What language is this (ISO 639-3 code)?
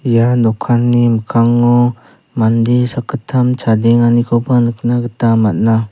grt